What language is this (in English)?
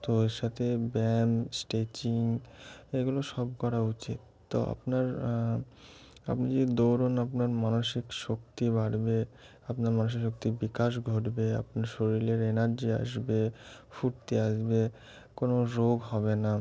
Bangla